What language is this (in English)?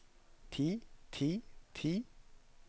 Norwegian